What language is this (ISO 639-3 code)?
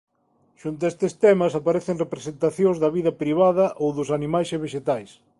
glg